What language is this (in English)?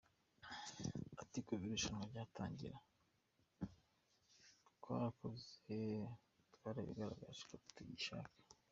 Kinyarwanda